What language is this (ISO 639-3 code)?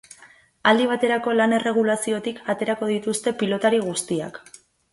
eus